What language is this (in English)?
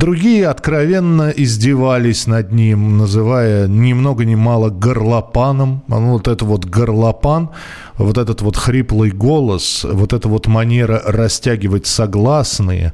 Russian